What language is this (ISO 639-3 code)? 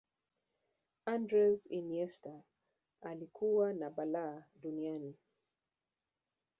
swa